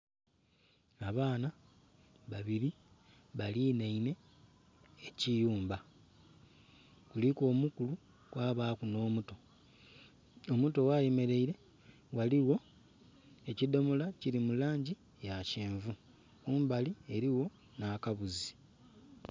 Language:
Soga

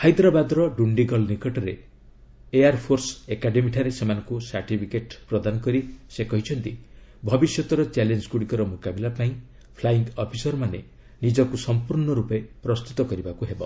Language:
Odia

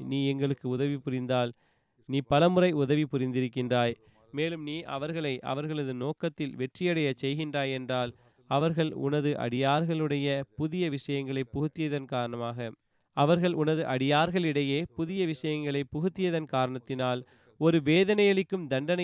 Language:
Tamil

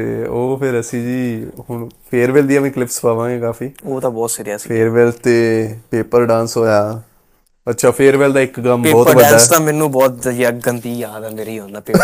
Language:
Punjabi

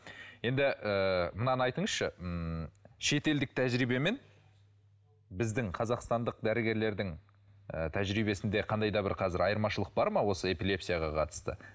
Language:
Kazakh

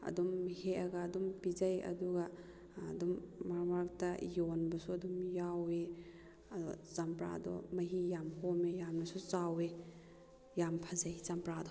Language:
Manipuri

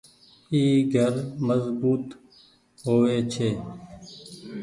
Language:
Goaria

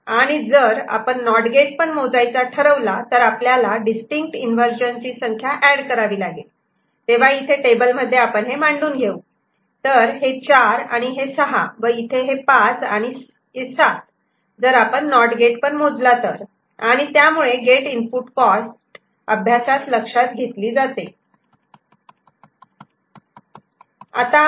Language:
Marathi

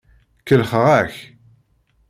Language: Kabyle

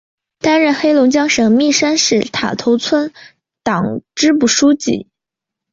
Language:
Chinese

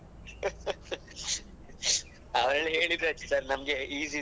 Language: Kannada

